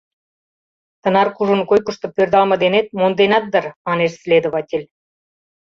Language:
Mari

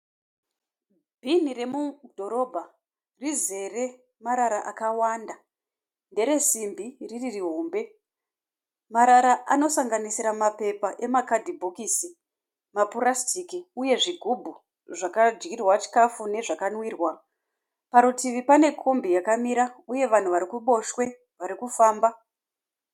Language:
Shona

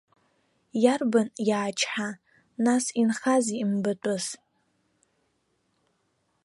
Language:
Abkhazian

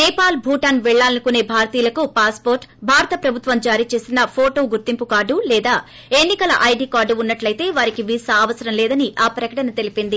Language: Telugu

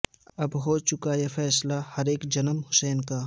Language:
Urdu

